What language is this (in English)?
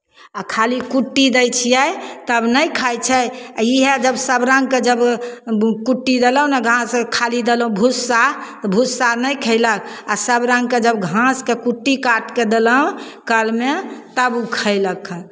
Maithili